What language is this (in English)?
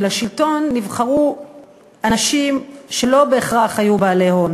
Hebrew